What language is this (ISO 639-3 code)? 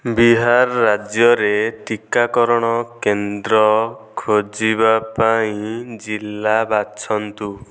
ori